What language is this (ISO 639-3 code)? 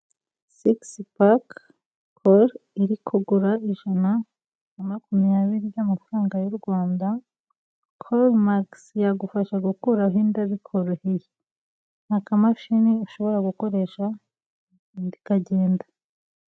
kin